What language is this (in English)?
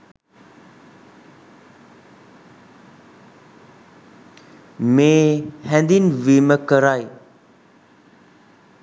Sinhala